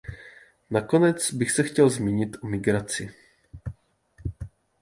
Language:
Czech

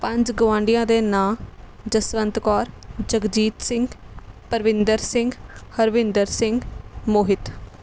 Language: Punjabi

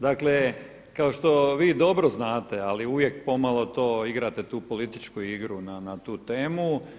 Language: Croatian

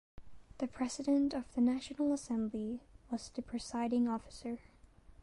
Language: English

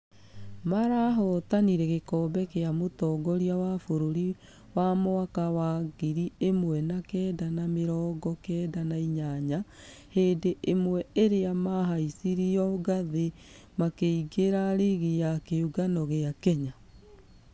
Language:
Kikuyu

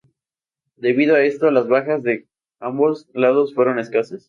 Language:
Spanish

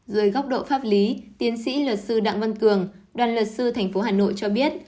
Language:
Vietnamese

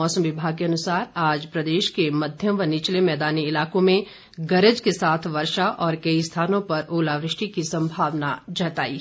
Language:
Hindi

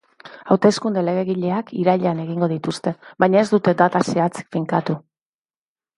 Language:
Basque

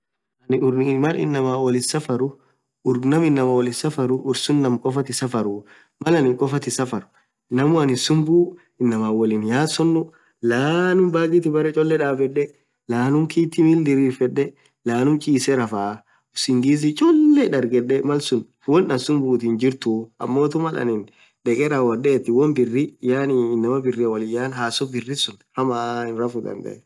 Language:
Orma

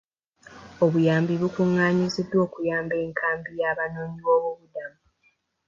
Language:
Ganda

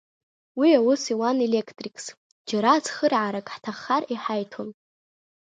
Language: Abkhazian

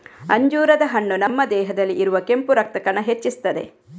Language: Kannada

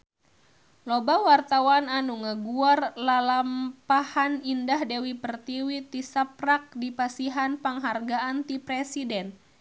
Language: Sundanese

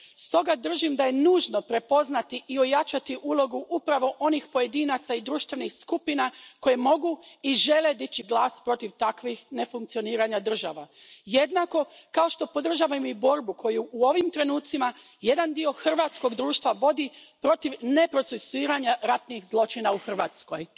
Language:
Croatian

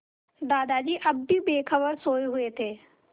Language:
Hindi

